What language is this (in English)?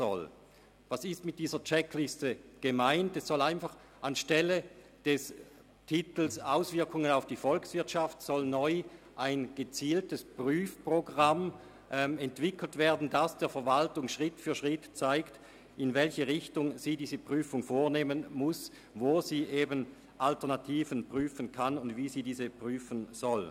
Swiss German